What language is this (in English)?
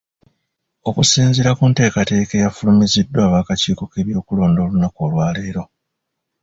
Ganda